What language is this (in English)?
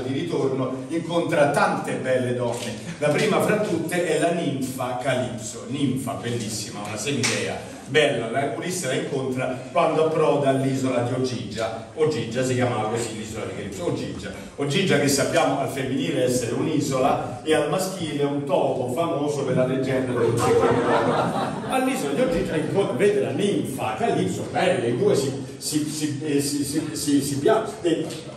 Italian